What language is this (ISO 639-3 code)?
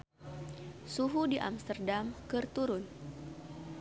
sun